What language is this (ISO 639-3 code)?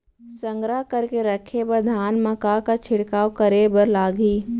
hne